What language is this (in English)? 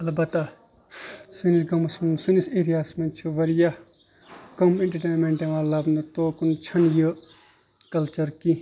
Kashmiri